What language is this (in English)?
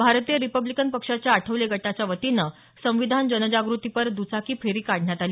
Marathi